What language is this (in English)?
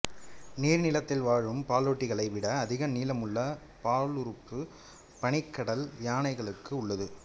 Tamil